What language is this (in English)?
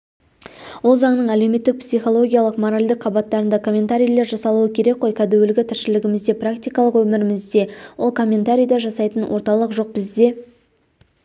Kazakh